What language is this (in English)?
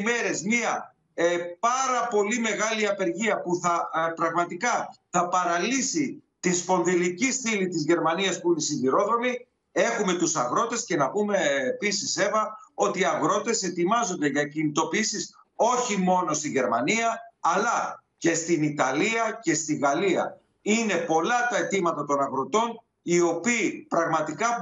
Greek